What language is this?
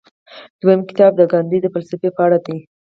Pashto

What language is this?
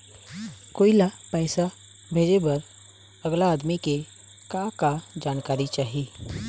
Chhattisgarhi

